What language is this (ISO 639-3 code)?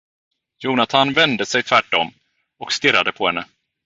swe